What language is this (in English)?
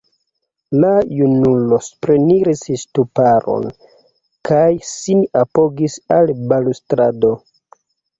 Esperanto